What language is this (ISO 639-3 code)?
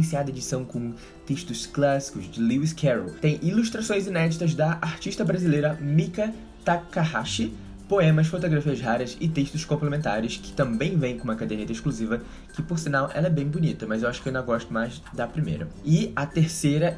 por